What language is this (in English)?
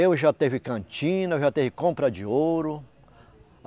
Portuguese